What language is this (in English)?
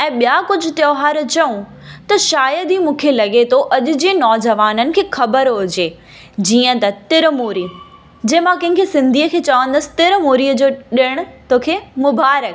Sindhi